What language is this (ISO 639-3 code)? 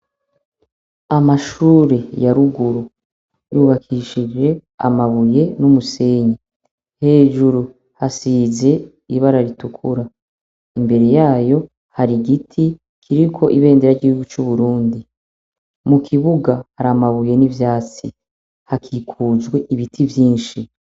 run